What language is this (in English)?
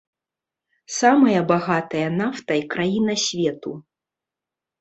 Belarusian